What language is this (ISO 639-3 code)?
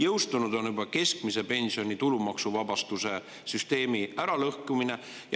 est